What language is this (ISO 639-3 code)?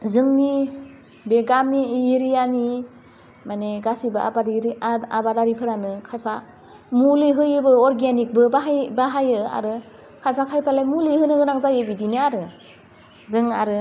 brx